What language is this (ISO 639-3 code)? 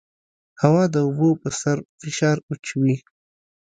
pus